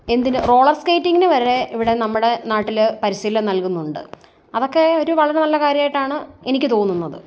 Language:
Malayalam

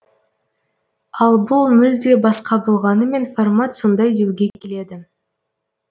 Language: Kazakh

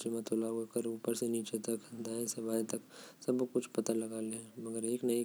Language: Korwa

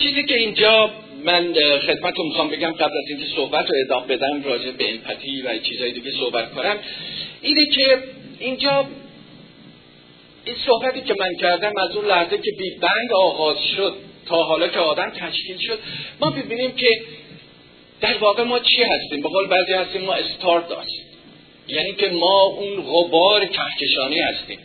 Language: Persian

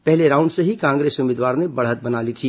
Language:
Hindi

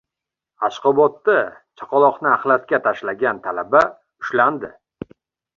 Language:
Uzbek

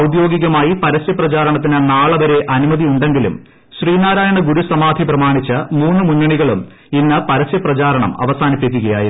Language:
Malayalam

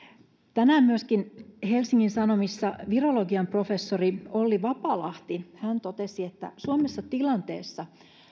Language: Finnish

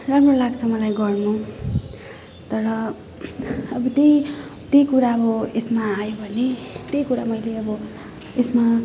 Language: Nepali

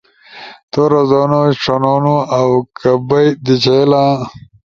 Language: Ushojo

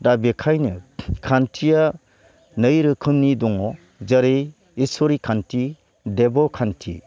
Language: Bodo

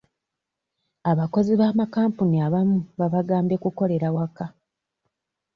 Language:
Ganda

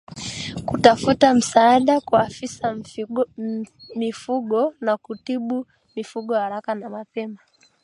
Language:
Swahili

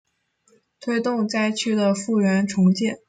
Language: Chinese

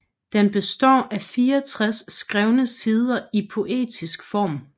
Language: Danish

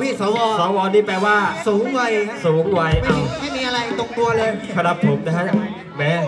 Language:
Thai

